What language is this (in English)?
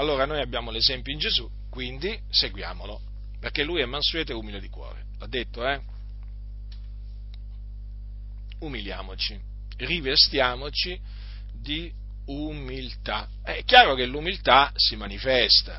Italian